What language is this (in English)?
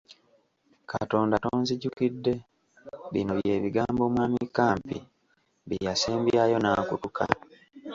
Ganda